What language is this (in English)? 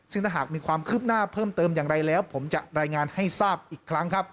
Thai